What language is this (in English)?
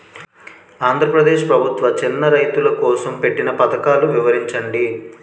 Telugu